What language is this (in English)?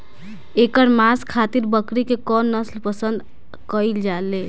Bhojpuri